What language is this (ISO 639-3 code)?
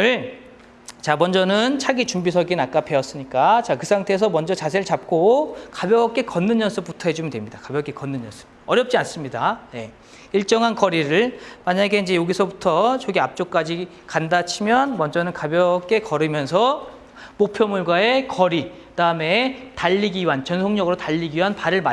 kor